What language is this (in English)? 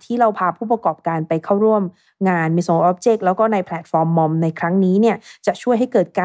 Thai